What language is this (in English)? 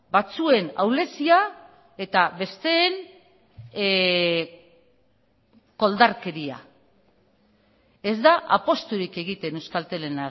Basque